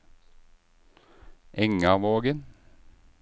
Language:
Norwegian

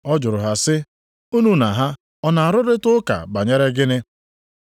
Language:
Igbo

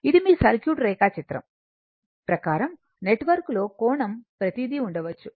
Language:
Telugu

